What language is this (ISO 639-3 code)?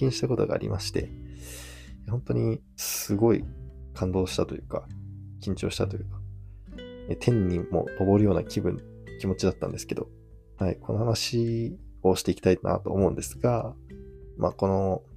jpn